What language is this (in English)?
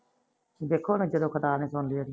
Punjabi